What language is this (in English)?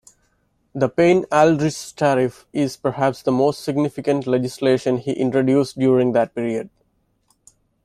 English